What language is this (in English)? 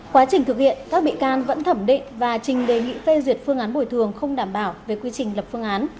Vietnamese